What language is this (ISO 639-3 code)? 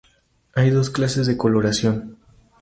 spa